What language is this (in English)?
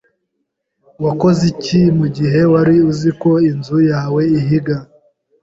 Kinyarwanda